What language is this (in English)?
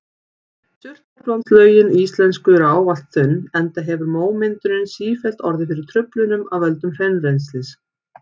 Icelandic